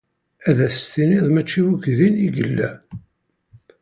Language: Kabyle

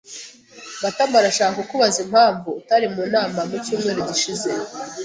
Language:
Kinyarwanda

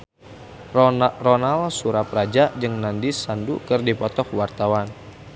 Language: Sundanese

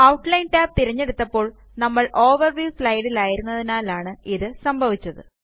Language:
Malayalam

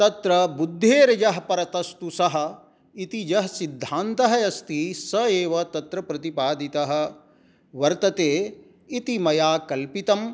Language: Sanskrit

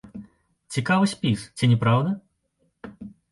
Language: Belarusian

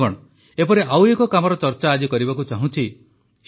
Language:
Odia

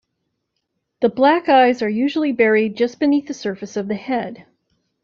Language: English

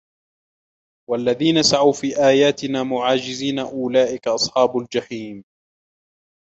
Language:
Arabic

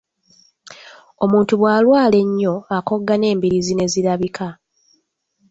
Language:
Ganda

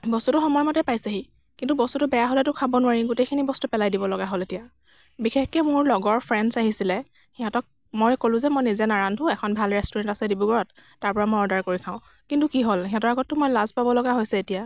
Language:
Assamese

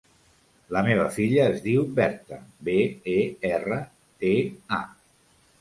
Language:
Catalan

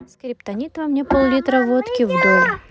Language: Russian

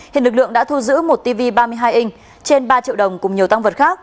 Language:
Vietnamese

